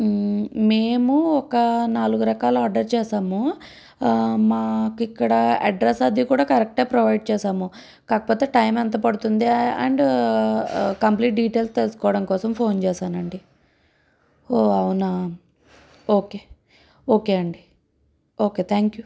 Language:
Telugu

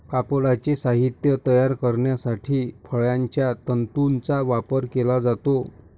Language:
Marathi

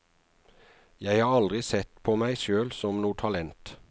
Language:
Norwegian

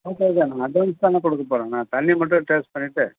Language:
Tamil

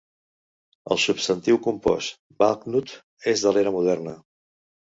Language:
Catalan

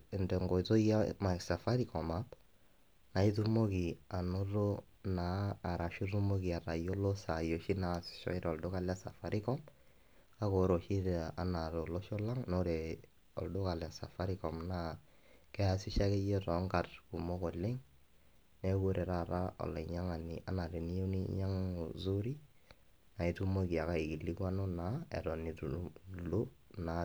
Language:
Masai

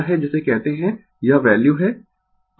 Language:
Hindi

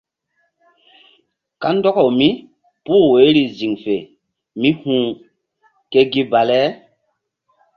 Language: Mbum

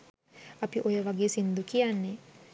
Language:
Sinhala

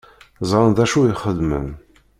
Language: Kabyle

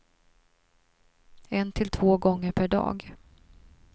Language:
Swedish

